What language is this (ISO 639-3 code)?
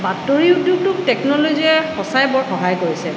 asm